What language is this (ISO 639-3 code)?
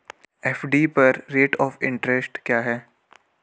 hin